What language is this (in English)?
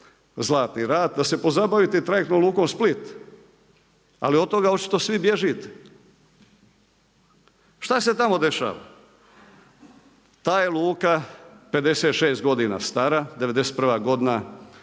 Croatian